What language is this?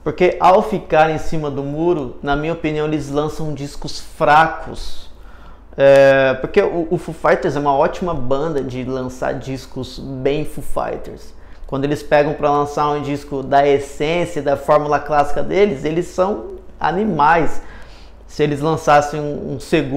Portuguese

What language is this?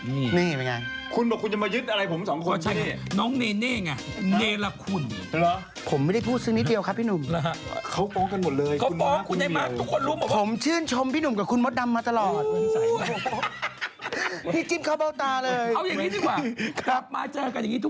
Thai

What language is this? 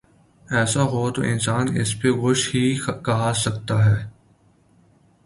Urdu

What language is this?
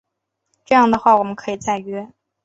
Chinese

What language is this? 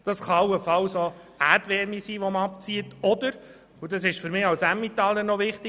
Swiss German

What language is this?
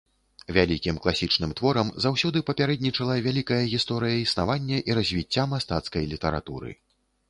Belarusian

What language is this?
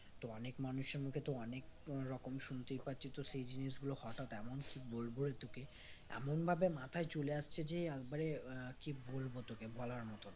Bangla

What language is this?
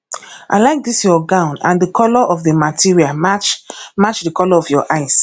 Nigerian Pidgin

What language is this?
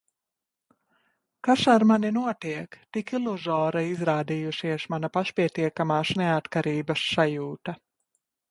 Latvian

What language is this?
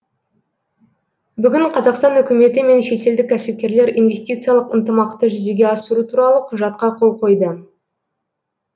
Kazakh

